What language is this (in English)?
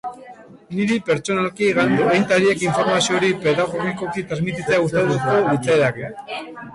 Basque